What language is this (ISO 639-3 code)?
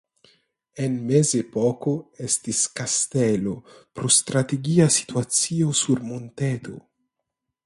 epo